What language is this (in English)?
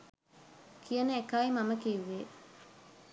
Sinhala